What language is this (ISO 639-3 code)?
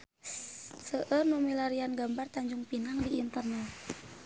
sun